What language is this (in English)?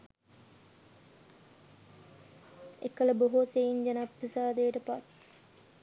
Sinhala